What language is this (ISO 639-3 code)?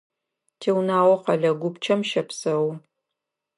ady